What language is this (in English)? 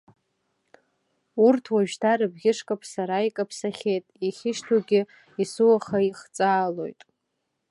Abkhazian